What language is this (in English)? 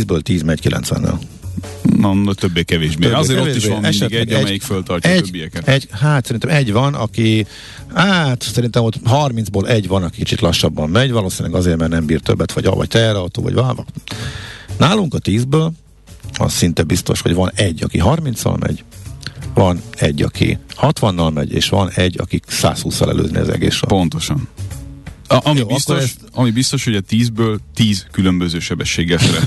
Hungarian